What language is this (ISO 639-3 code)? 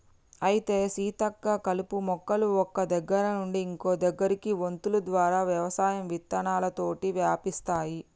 tel